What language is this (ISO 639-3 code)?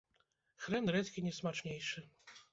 bel